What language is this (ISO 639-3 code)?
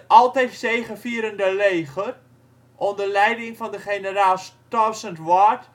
nld